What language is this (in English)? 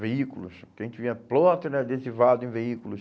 Portuguese